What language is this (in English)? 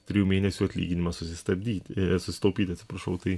Lithuanian